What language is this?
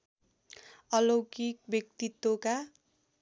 Nepali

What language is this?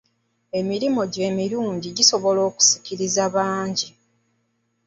Ganda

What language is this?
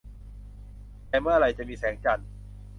Thai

